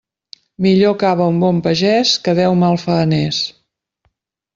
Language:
Catalan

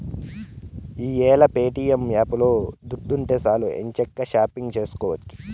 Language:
Telugu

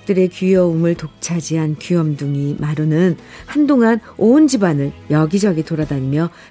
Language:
Korean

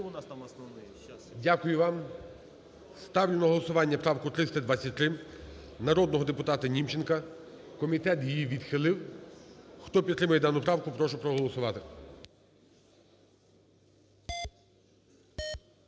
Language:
Ukrainian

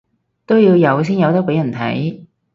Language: Cantonese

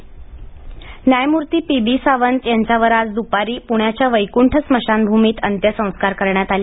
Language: Marathi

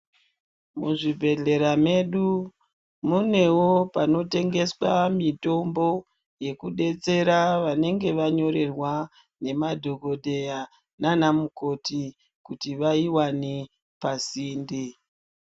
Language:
Ndau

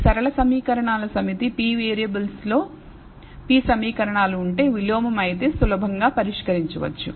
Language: Telugu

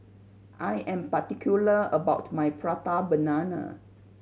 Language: English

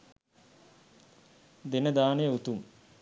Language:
Sinhala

